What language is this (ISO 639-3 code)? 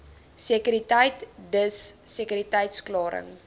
afr